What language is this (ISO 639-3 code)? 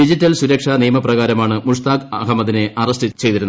mal